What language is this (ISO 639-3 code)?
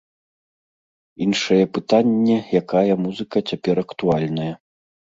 bel